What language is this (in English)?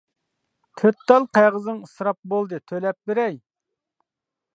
Uyghur